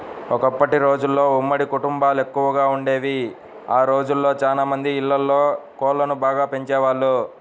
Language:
Telugu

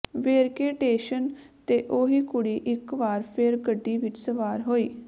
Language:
Punjabi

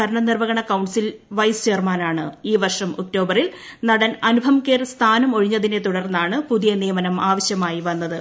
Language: Malayalam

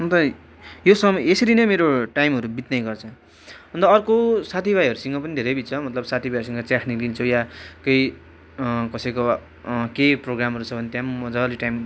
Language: Nepali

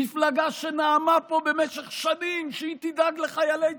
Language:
Hebrew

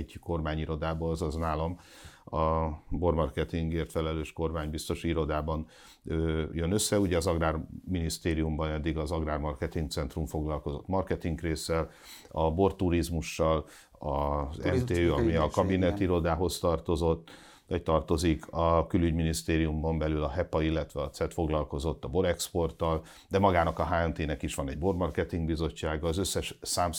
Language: Hungarian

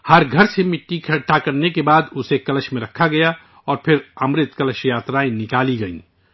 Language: Urdu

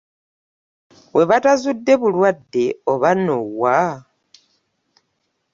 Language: Ganda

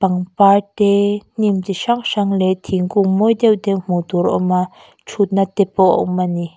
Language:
Mizo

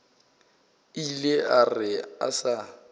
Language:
Northern Sotho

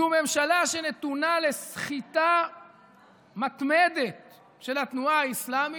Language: Hebrew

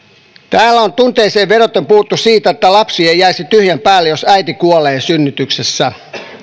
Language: Finnish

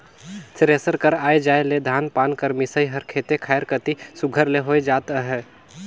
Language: Chhattisgarhi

